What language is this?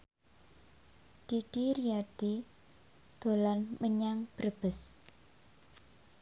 Javanese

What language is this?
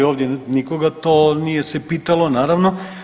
Croatian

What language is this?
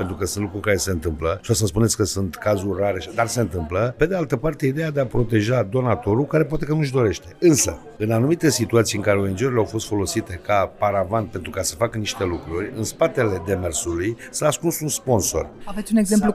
Romanian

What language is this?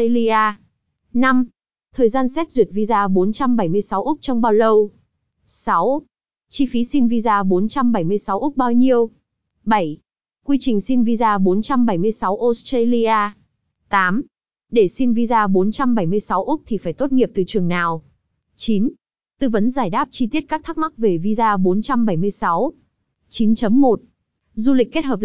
Vietnamese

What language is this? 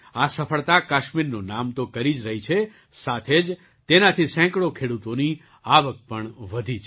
Gujarati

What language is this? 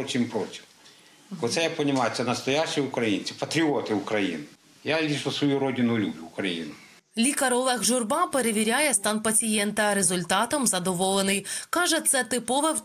Ukrainian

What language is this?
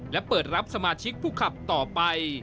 Thai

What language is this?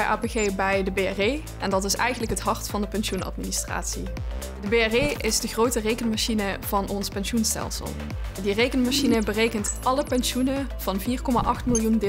Dutch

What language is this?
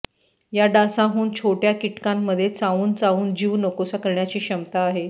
Marathi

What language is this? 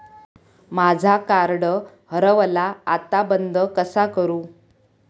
Marathi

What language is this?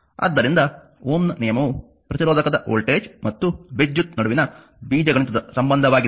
Kannada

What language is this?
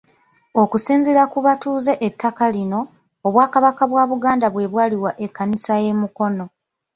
Ganda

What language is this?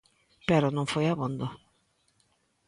Galician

